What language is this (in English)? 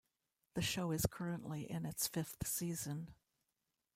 English